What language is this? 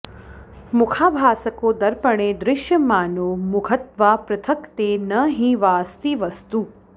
Sanskrit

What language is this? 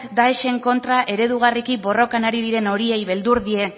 Basque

